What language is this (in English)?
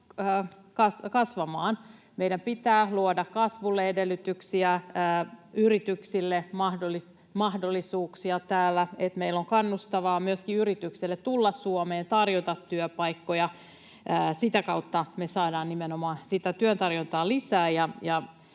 Finnish